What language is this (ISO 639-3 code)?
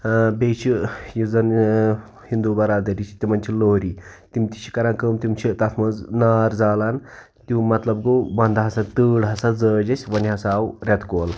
kas